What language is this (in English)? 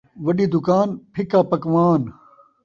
Saraiki